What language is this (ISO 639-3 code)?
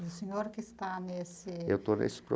por